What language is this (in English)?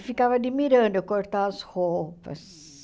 Portuguese